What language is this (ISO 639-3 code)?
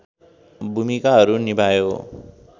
nep